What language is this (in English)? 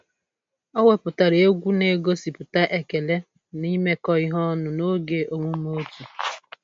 Igbo